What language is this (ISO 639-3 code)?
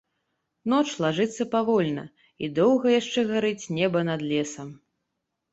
bel